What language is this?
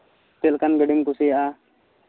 Santali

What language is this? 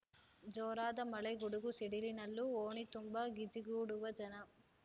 Kannada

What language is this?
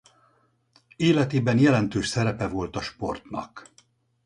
Hungarian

